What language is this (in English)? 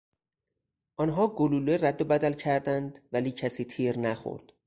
Persian